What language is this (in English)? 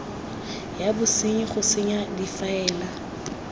Tswana